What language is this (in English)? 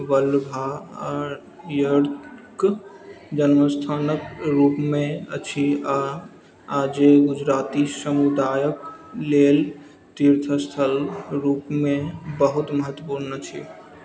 Maithili